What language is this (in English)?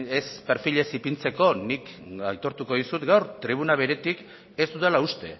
Basque